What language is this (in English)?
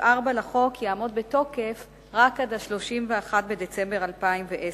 Hebrew